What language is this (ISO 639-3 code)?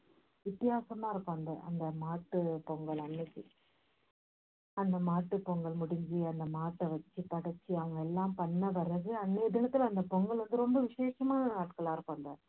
tam